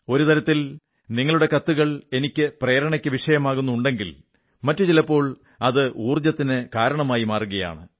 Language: Malayalam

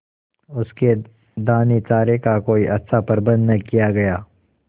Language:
Hindi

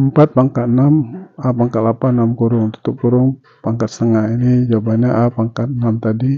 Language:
Indonesian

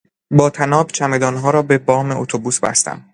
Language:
Persian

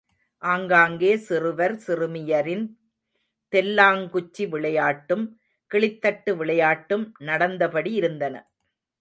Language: Tamil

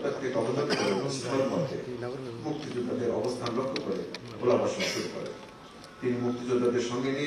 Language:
Romanian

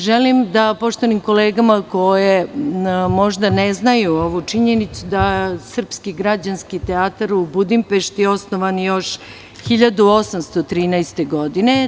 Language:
Serbian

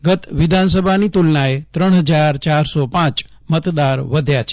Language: Gujarati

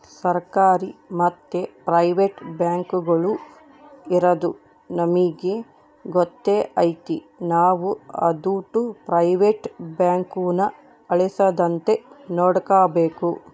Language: Kannada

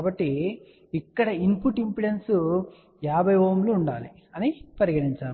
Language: Telugu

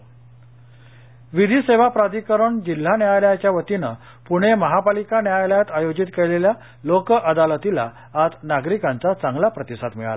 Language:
Marathi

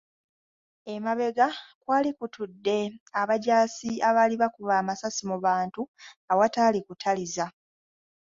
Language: Ganda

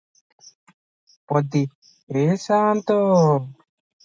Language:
Odia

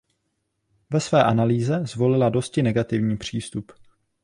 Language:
Czech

